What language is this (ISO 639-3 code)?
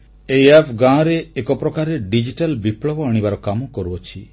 ori